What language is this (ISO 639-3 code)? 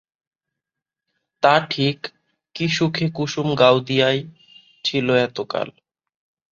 ben